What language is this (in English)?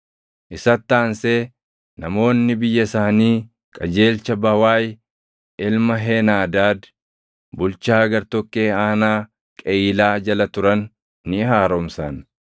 Oromo